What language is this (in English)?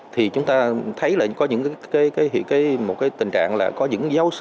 Vietnamese